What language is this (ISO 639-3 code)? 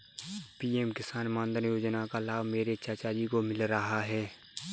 hin